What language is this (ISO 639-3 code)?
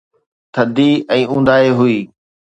snd